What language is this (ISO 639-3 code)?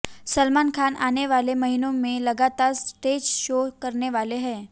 hin